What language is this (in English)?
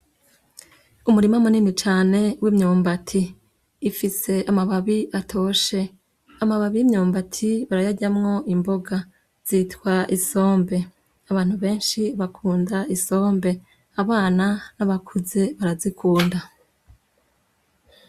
Rundi